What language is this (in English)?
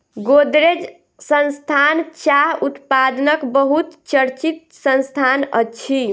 Maithili